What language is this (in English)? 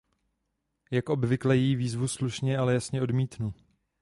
Czech